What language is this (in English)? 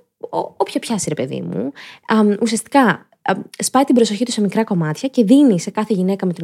Greek